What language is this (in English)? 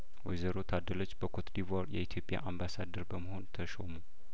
Amharic